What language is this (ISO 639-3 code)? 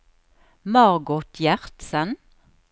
nor